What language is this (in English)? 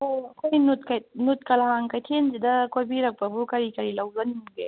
Manipuri